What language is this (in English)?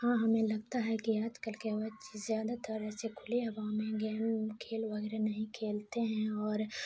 Urdu